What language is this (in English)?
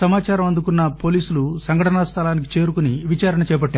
Telugu